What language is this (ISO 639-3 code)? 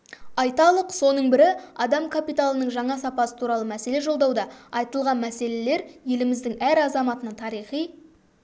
kaz